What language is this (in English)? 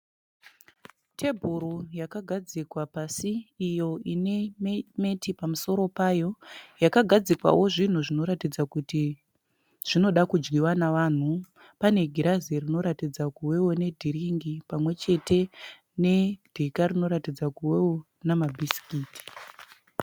Shona